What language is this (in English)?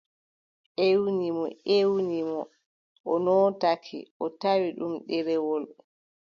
Adamawa Fulfulde